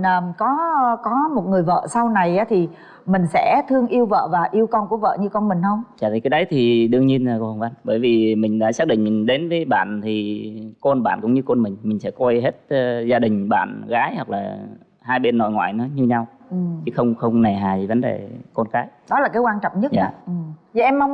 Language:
Vietnamese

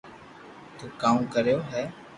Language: Loarki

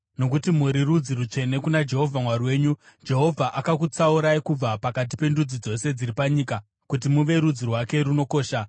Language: Shona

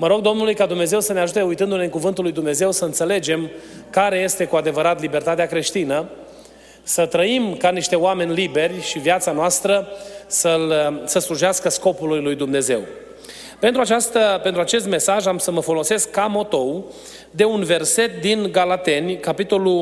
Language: Romanian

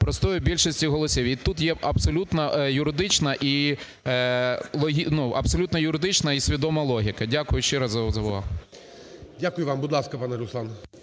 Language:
Ukrainian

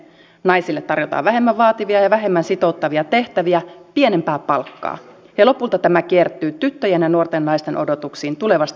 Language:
Finnish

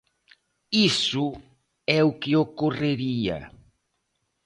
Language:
Galician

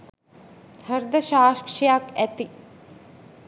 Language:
Sinhala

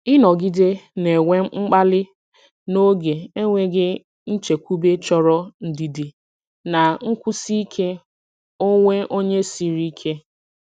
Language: Igbo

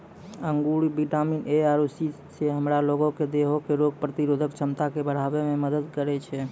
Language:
Maithili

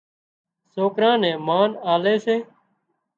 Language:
Wadiyara Koli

